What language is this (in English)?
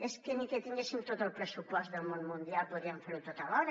Catalan